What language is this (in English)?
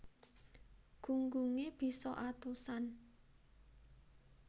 Javanese